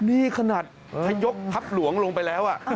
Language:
Thai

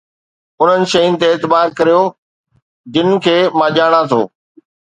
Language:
Sindhi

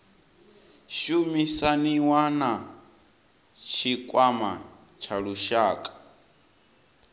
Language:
Venda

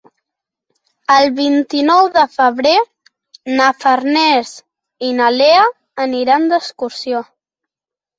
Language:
Catalan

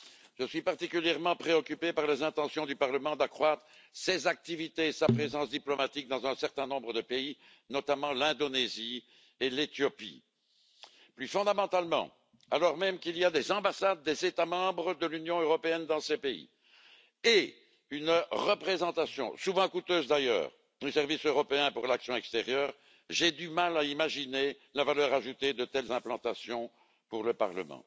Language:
French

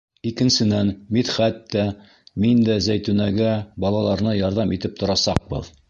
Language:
Bashkir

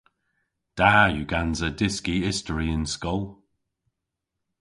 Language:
Cornish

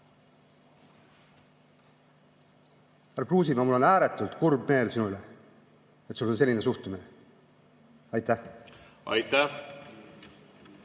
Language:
Estonian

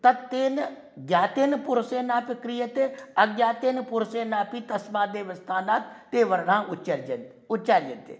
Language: Sanskrit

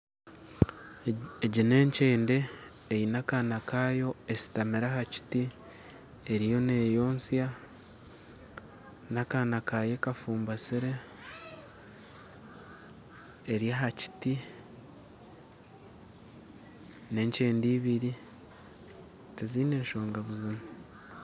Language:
Nyankole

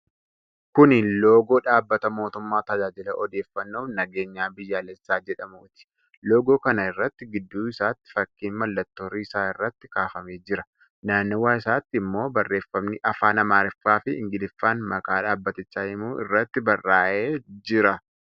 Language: Oromo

